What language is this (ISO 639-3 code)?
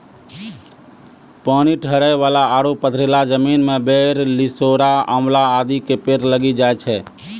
mai